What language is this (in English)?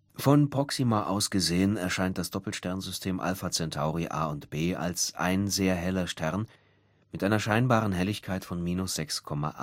German